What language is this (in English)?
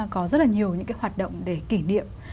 Vietnamese